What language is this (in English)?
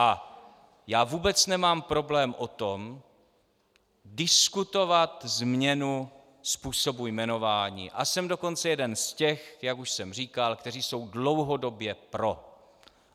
Czech